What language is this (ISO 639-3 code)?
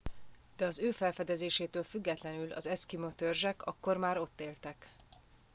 hun